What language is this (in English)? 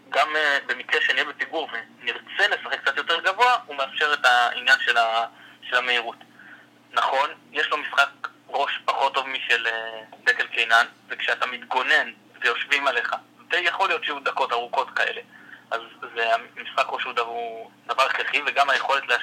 Hebrew